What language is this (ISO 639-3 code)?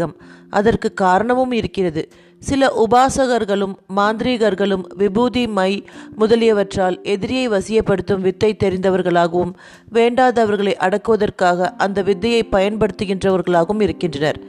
tam